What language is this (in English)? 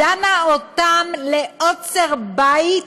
Hebrew